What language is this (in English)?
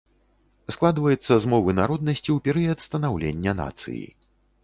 Belarusian